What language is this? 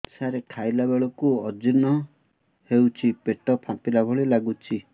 Odia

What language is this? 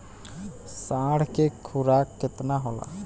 Bhojpuri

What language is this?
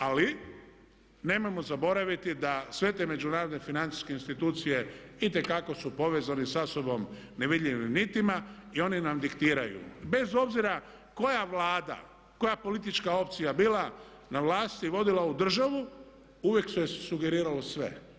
Croatian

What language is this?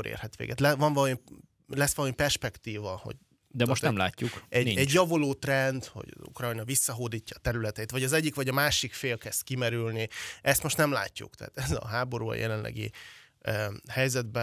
Hungarian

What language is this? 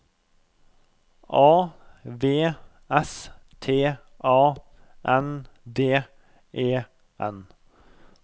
Norwegian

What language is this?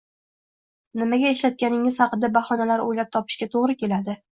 Uzbek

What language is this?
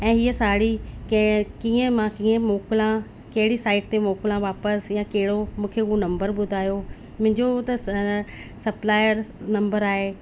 Sindhi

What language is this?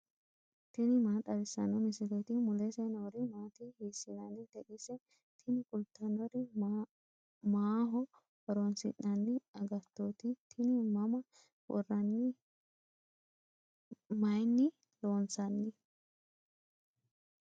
Sidamo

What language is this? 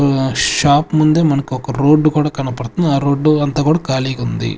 Telugu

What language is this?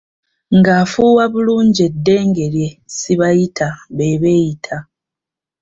Ganda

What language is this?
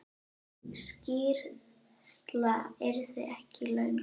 Icelandic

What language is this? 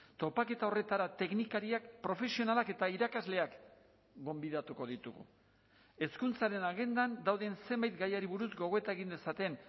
Basque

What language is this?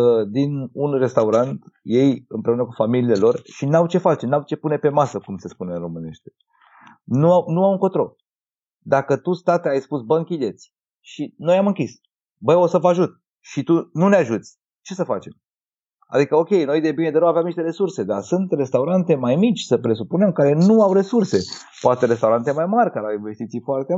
Romanian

